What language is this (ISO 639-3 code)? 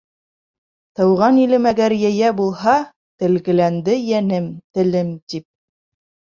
bak